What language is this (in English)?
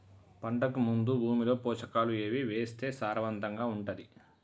Telugu